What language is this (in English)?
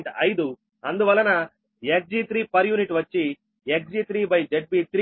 Telugu